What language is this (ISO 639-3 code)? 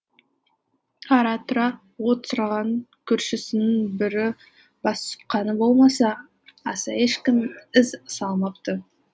kaz